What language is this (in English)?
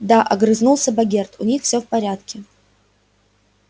Russian